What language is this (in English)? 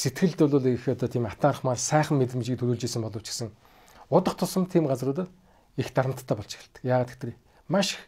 Turkish